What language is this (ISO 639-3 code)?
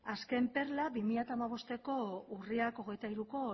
eus